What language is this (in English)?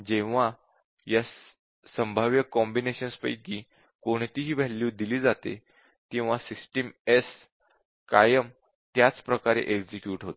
Marathi